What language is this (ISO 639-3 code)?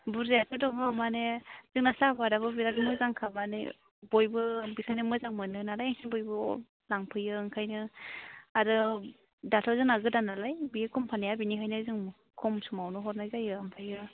brx